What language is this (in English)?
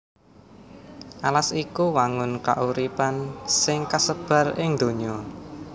Javanese